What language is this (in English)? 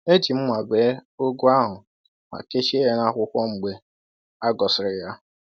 Igbo